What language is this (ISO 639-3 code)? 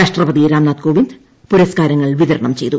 mal